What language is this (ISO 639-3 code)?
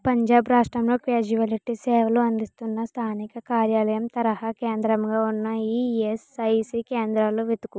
tel